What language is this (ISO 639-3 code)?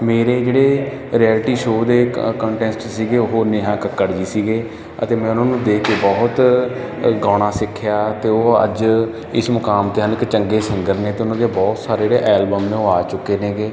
pan